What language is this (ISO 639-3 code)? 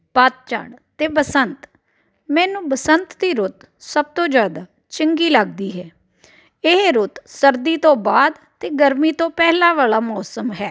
pan